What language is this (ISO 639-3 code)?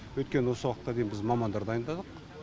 kaz